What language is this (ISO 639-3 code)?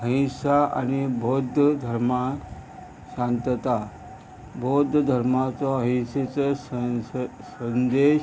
kok